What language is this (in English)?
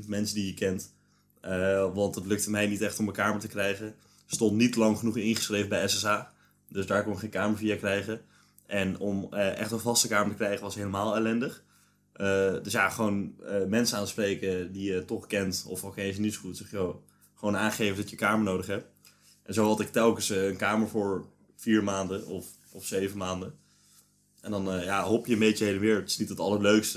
Dutch